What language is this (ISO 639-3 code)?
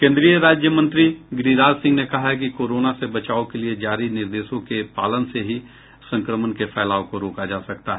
hin